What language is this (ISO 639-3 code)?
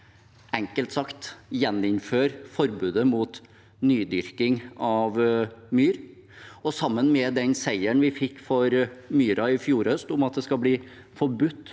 nor